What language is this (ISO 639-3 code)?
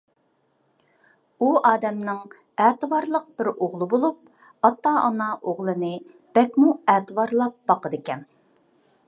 uig